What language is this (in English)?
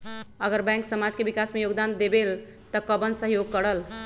Magahi